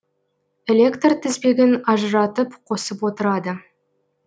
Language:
Kazakh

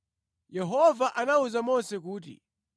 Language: Nyanja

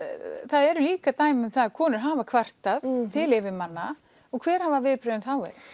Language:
Icelandic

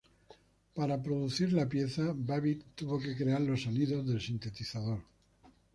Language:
Spanish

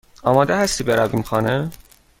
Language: Persian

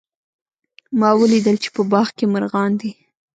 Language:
Pashto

